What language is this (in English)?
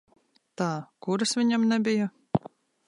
Latvian